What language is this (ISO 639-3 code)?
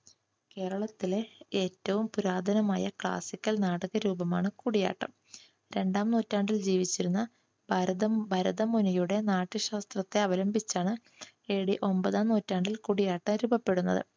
mal